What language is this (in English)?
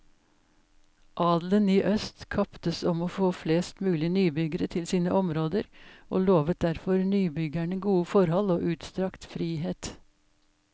Norwegian